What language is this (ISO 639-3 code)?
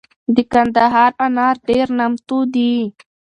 pus